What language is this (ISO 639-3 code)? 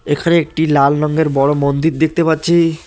ben